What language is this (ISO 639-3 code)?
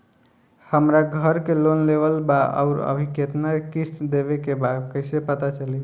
bho